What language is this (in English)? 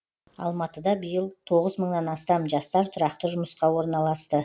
Kazakh